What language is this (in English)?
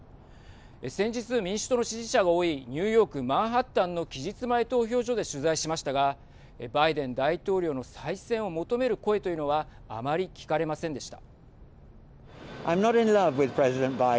Japanese